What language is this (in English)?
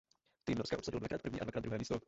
Czech